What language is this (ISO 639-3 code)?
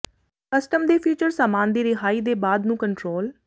pan